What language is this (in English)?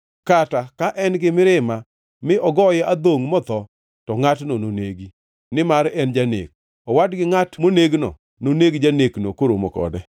Luo (Kenya and Tanzania)